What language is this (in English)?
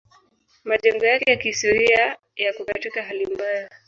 Swahili